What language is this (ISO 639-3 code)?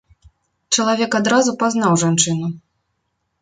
bel